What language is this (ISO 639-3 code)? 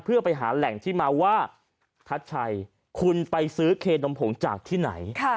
tha